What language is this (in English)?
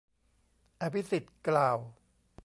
Thai